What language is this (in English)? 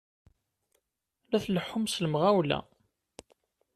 Kabyle